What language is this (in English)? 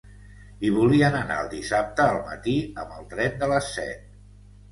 Catalan